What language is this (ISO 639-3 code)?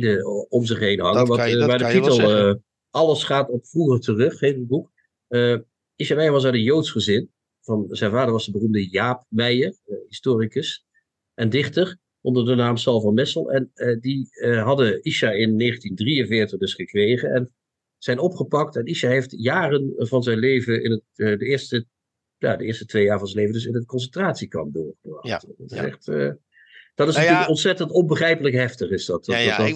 nld